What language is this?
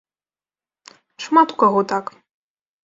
Belarusian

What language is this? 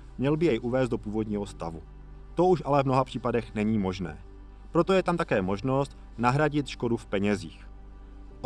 Czech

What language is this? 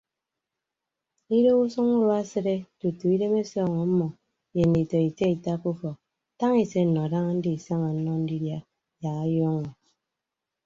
Ibibio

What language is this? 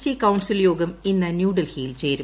Malayalam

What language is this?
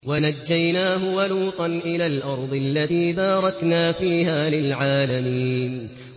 Arabic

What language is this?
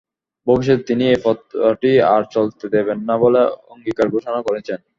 Bangla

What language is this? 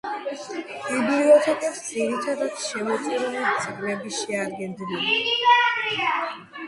Georgian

